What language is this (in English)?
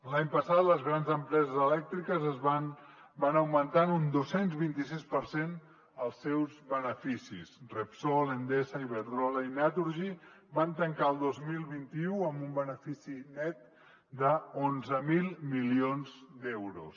Catalan